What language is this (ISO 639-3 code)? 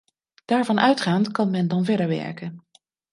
nld